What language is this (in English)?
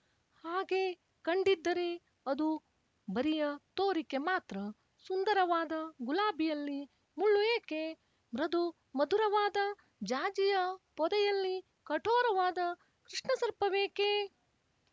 Kannada